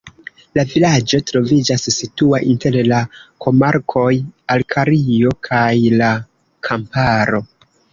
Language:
Esperanto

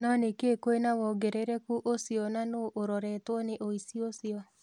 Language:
Kikuyu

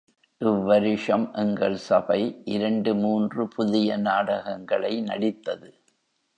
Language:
Tamil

